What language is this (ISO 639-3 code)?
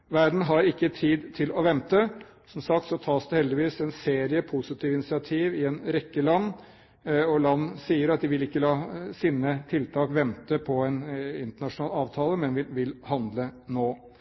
nob